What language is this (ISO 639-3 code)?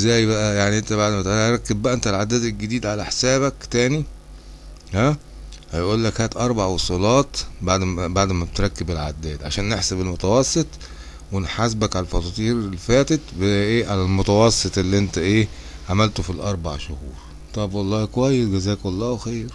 ara